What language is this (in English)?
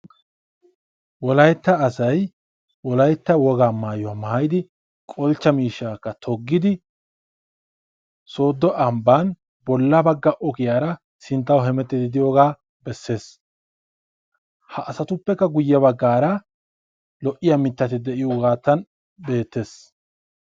Wolaytta